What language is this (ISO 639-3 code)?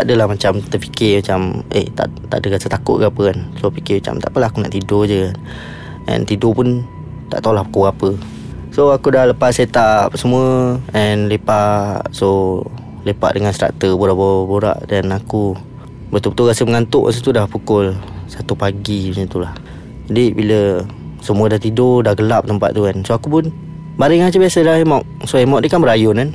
msa